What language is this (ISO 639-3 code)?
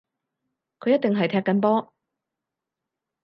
yue